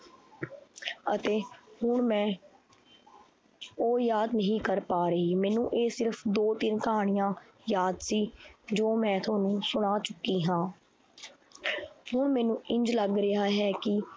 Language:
Punjabi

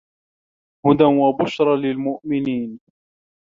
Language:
Arabic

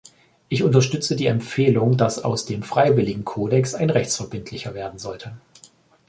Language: German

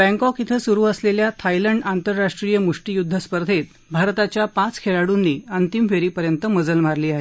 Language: Marathi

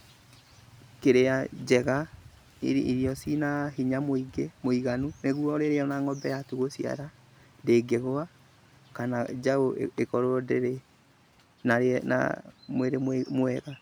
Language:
Kikuyu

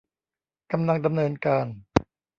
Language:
Thai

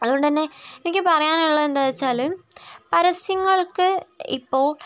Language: Malayalam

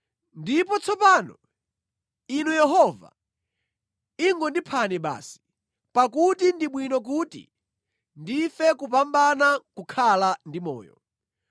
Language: Nyanja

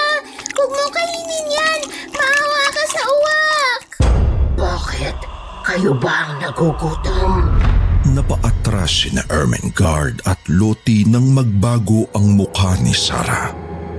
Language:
Filipino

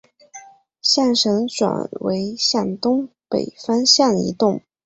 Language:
Chinese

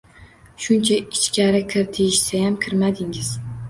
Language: Uzbek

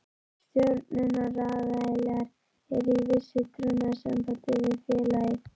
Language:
Icelandic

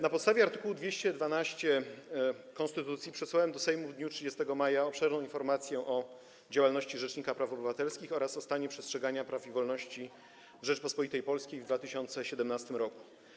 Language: Polish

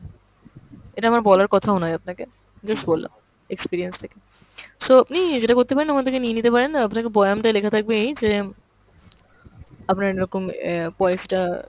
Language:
Bangla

